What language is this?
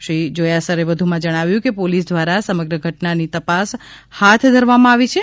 Gujarati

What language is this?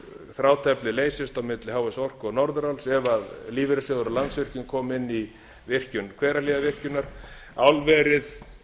Icelandic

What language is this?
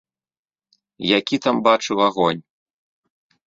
Belarusian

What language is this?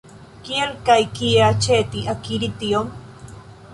Esperanto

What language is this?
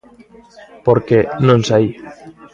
Galician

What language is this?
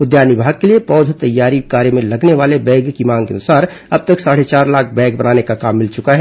Hindi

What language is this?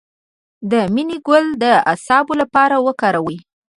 Pashto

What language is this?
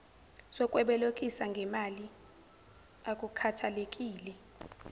Zulu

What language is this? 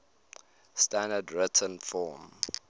English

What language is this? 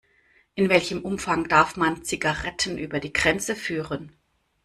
German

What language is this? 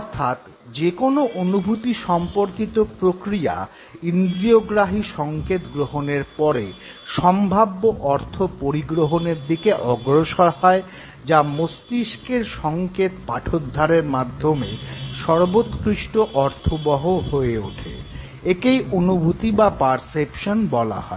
Bangla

